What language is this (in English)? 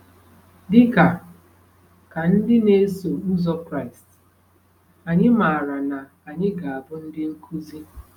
Igbo